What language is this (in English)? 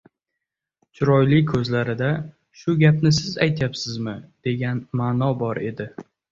Uzbek